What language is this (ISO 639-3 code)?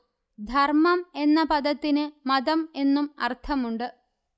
mal